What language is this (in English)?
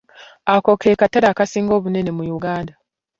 Ganda